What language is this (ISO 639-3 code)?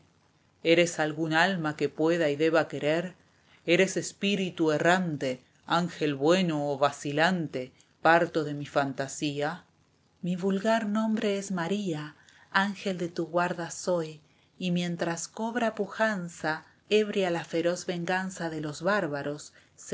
spa